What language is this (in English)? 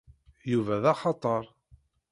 Kabyle